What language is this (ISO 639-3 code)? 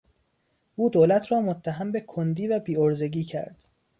fas